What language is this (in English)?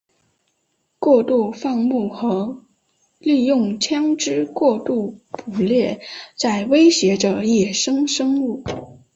Chinese